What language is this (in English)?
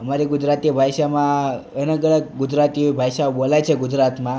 Gujarati